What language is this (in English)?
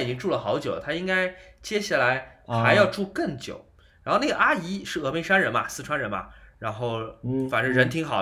Chinese